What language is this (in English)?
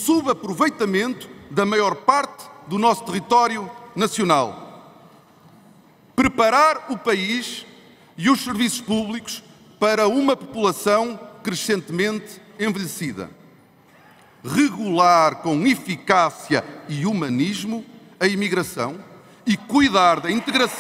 Portuguese